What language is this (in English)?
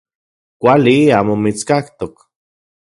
Central Puebla Nahuatl